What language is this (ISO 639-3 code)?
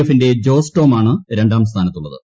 mal